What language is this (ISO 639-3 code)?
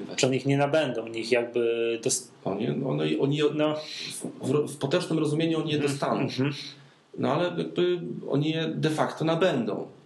pol